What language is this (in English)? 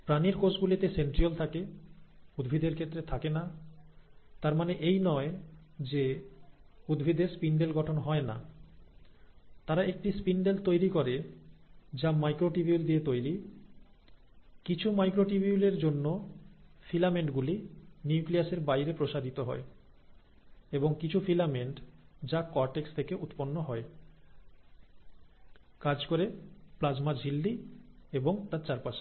Bangla